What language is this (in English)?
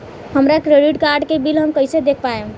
Bhojpuri